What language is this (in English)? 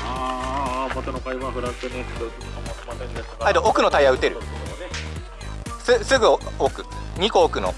Japanese